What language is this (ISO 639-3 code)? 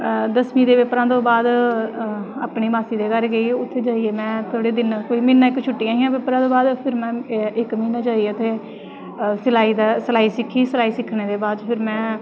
doi